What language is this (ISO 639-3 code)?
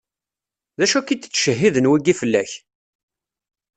kab